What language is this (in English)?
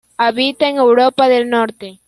Spanish